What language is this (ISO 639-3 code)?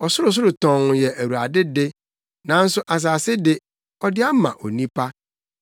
aka